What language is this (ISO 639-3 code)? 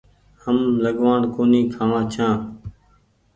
gig